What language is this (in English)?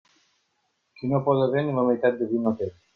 Catalan